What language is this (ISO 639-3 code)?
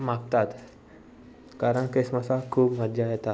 kok